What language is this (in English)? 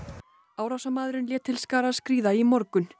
Icelandic